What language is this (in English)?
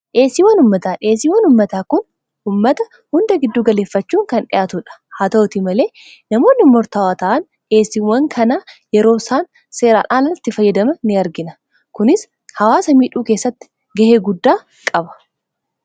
Oromo